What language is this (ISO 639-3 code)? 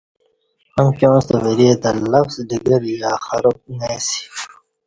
bsh